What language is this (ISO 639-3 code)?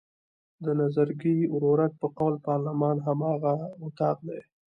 pus